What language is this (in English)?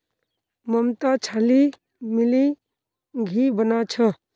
Magahi